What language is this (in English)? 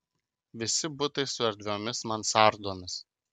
Lithuanian